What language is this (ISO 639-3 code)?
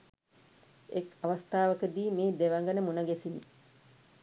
sin